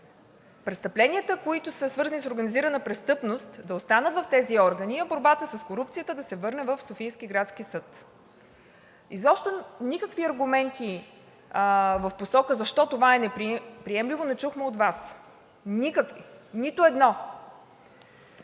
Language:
Bulgarian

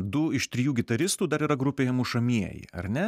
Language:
Lithuanian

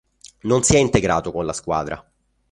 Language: Italian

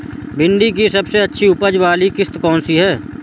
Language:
Hindi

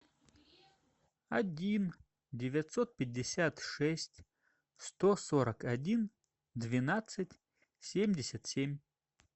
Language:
Russian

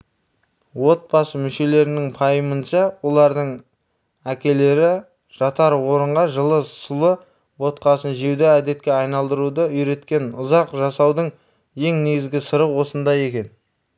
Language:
Kazakh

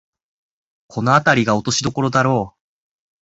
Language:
Japanese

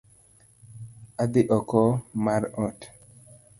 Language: Luo (Kenya and Tanzania)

